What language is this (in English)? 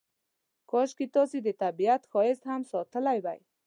Pashto